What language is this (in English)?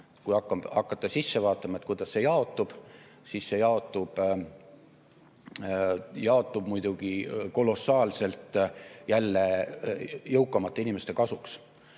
Estonian